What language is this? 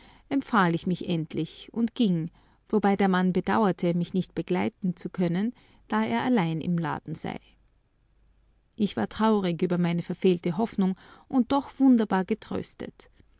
German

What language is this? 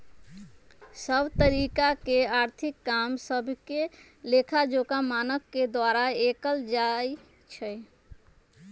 Magahi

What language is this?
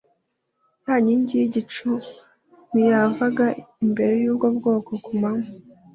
Kinyarwanda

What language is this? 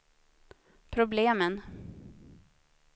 Swedish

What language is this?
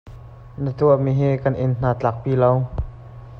Hakha Chin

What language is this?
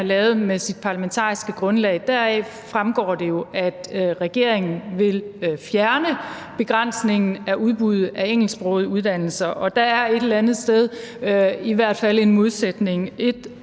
Danish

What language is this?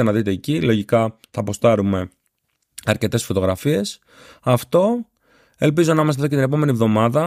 Greek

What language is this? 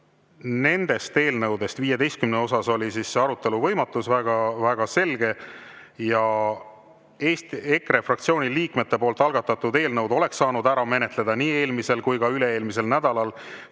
Estonian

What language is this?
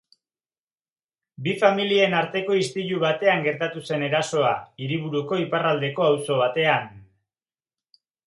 Basque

